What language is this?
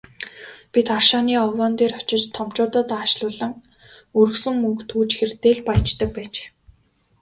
Mongolian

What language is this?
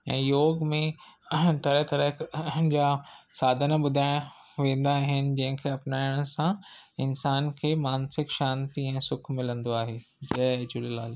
Sindhi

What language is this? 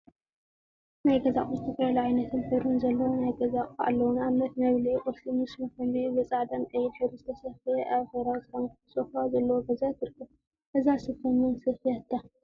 Tigrinya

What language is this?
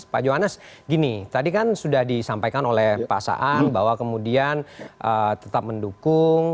Indonesian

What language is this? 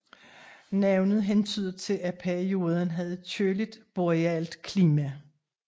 Danish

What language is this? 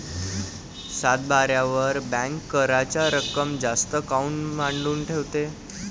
Marathi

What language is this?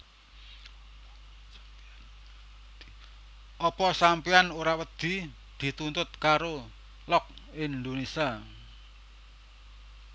Javanese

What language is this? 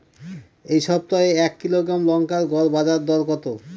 Bangla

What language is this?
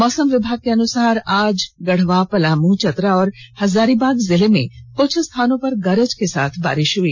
Hindi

